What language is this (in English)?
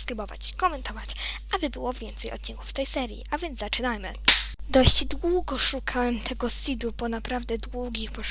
Polish